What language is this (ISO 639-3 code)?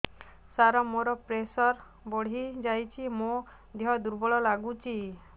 ori